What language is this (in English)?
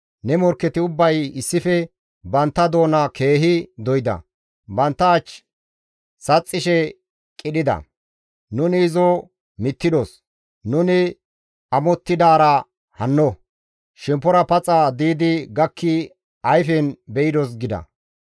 Gamo